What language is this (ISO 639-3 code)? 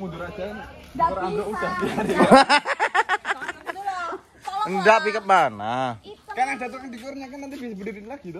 ind